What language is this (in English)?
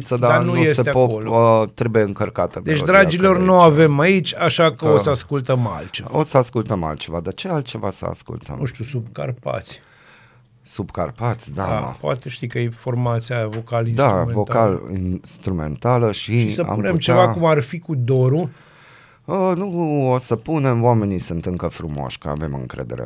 Romanian